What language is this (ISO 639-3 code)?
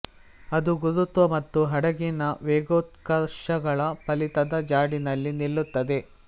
kan